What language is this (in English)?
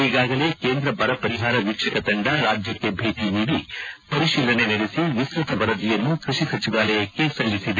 Kannada